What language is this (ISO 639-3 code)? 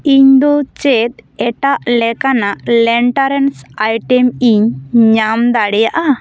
sat